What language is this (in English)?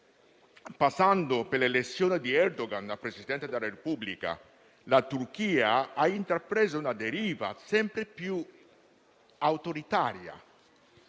Italian